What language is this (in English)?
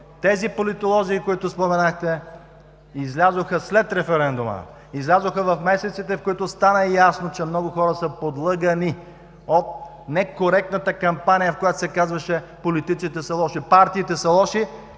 Bulgarian